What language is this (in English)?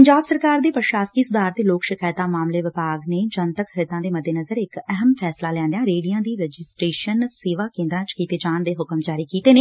Punjabi